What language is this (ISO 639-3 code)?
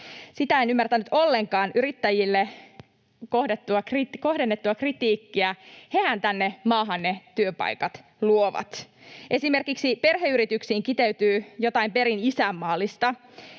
fin